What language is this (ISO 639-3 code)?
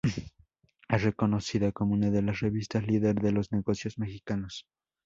spa